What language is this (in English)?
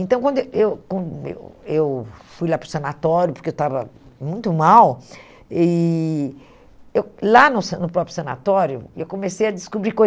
Portuguese